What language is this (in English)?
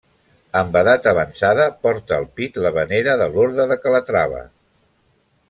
Catalan